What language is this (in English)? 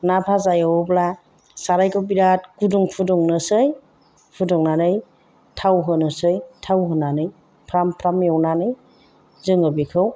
Bodo